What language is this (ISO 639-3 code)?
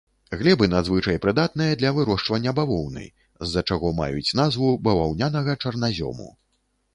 bel